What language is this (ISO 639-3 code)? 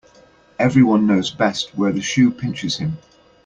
eng